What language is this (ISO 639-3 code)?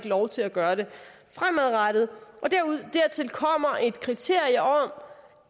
dan